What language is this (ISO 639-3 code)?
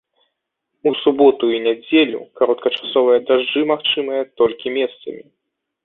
bel